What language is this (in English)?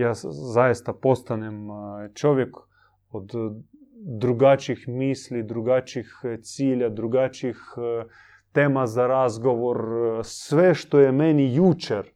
Croatian